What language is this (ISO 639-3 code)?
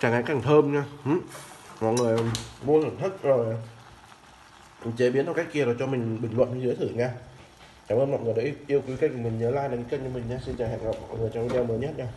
vie